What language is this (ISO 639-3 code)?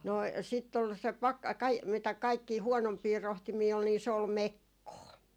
fin